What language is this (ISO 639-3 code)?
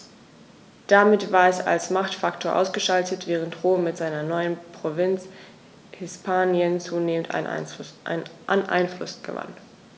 deu